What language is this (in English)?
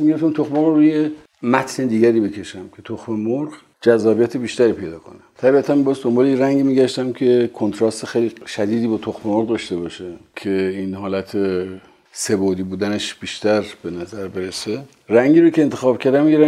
Persian